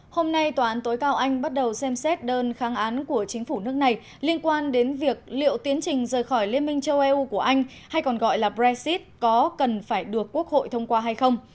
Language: Vietnamese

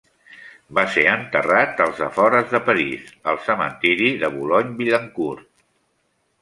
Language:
Catalan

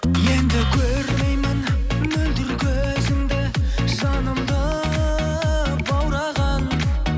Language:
Kazakh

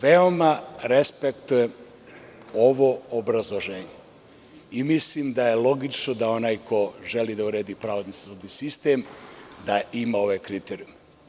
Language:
Serbian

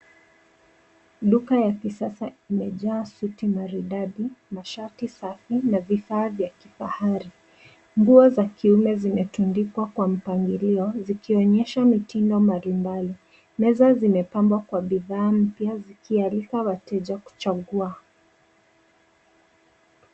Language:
Swahili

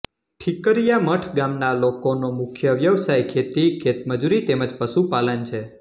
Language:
Gujarati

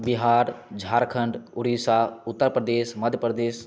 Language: Maithili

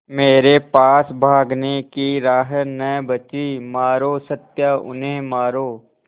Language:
Hindi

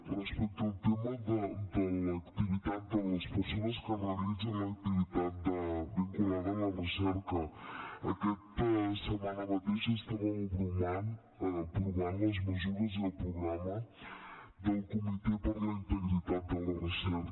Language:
Catalan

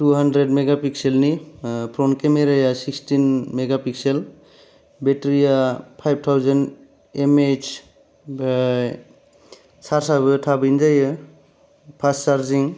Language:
Bodo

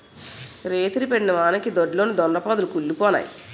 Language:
Telugu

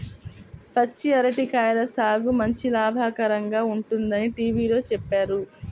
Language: Telugu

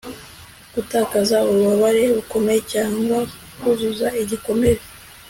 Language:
Kinyarwanda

